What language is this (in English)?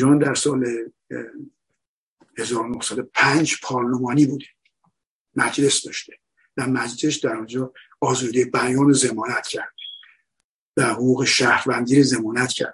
Persian